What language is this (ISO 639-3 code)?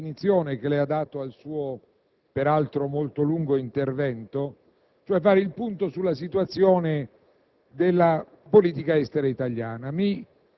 ita